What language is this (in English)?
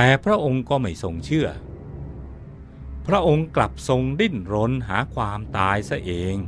Thai